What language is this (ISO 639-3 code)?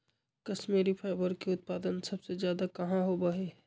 mag